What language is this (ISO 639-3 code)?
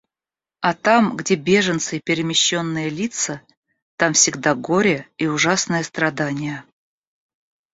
rus